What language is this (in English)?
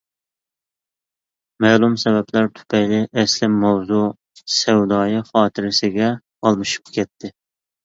Uyghur